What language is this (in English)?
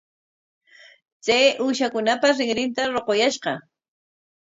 Corongo Ancash Quechua